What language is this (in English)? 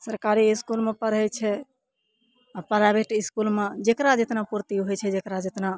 Maithili